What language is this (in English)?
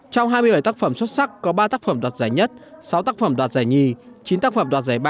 Vietnamese